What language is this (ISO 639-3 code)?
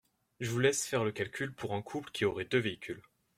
fra